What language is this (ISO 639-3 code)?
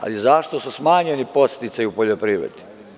srp